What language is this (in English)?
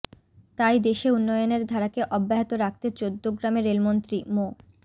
Bangla